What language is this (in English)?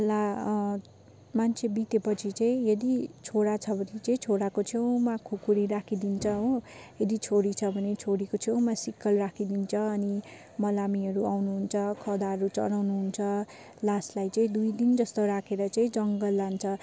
Nepali